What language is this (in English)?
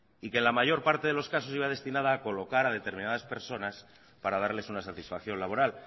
Spanish